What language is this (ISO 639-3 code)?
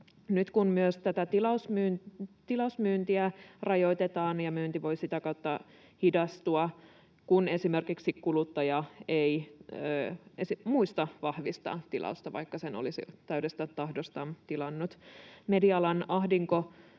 fin